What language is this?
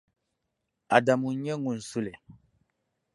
Dagbani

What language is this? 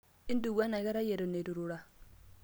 Masai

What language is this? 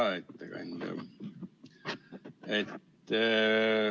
Estonian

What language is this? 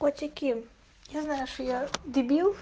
Russian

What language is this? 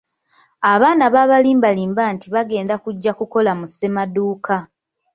Ganda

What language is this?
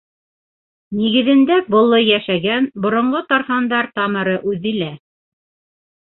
Bashkir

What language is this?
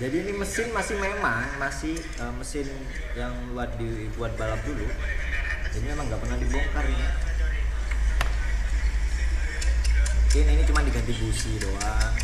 Indonesian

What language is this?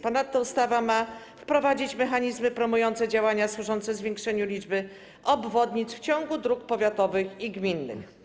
Polish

